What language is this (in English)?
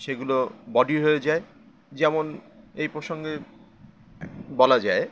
Bangla